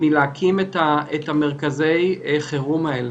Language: Hebrew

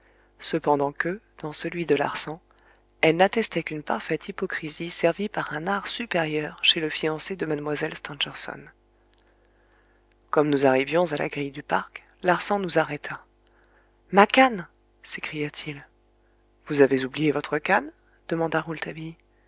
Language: French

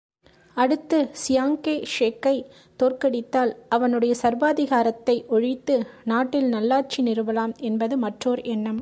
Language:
Tamil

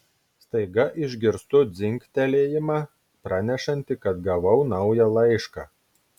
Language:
Lithuanian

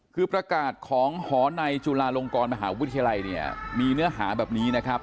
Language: Thai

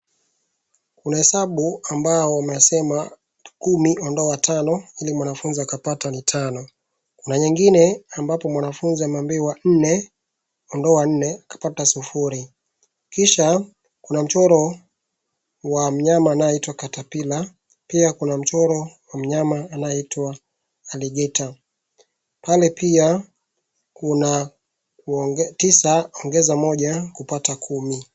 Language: Swahili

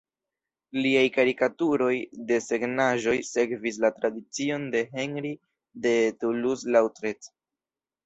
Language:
Esperanto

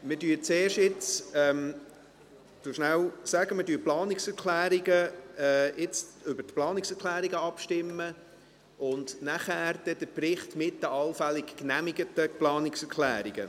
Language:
Swiss German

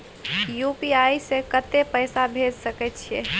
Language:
Maithili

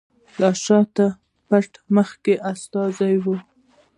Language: Pashto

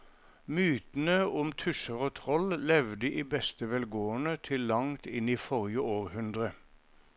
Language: Norwegian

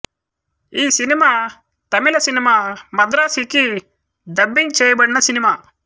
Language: Telugu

